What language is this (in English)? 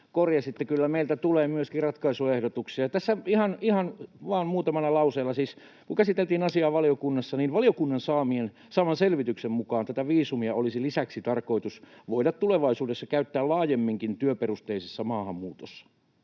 Finnish